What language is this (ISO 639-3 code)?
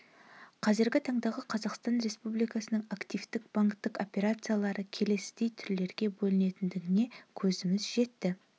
kaz